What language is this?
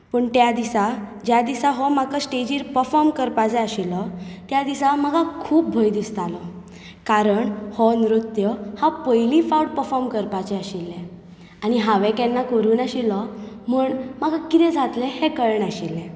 Konkani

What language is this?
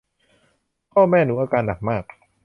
Thai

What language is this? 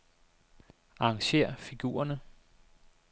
Danish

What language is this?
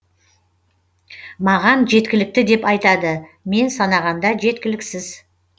Kazakh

